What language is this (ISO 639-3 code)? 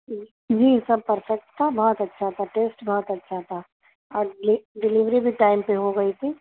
urd